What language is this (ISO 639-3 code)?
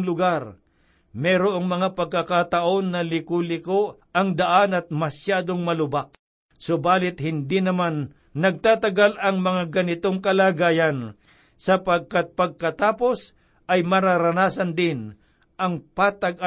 fil